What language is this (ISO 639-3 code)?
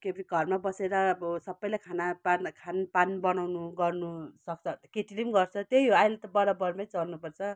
nep